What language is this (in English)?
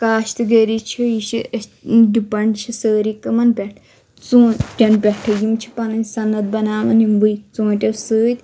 Kashmiri